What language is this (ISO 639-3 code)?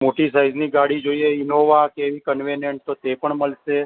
guj